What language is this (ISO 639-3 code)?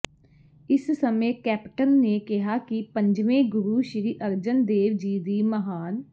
pan